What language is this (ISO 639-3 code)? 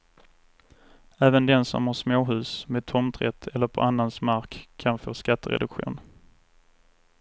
swe